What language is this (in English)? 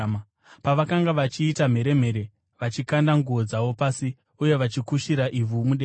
Shona